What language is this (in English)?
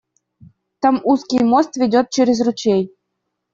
Russian